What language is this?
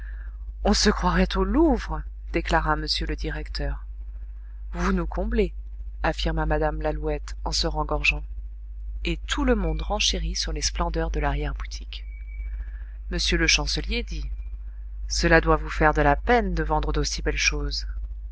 French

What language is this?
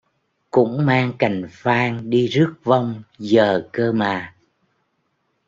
Vietnamese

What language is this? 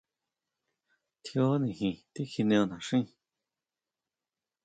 Huautla Mazatec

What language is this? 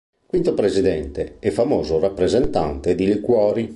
Italian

